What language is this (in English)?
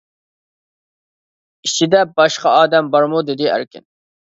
Uyghur